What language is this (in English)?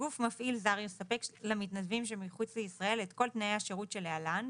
Hebrew